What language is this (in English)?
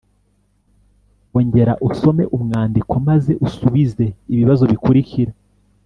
Kinyarwanda